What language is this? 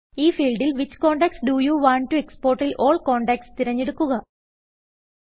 Malayalam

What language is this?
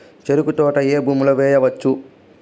Telugu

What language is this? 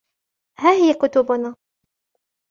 Arabic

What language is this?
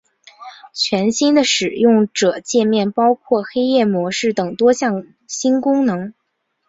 Chinese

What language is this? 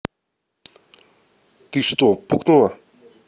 Russian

